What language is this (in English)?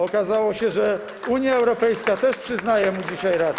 Polish